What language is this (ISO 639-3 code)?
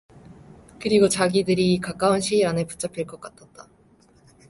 kor